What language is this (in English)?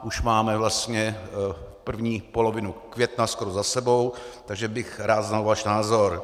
Czech